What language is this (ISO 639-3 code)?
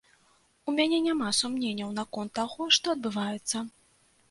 bel